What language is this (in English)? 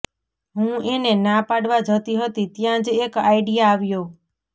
Gujarati